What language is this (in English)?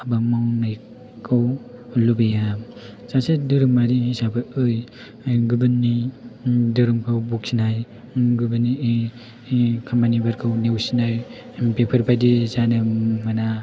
Bodo